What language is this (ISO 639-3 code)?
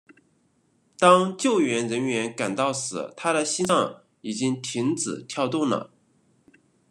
zho